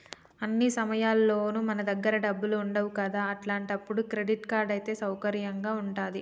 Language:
Telugu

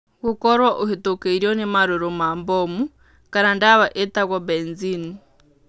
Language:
Kikuyu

